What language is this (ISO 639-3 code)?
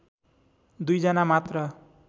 nep